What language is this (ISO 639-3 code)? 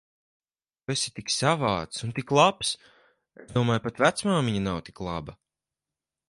lav